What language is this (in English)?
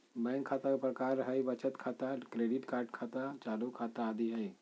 Magahi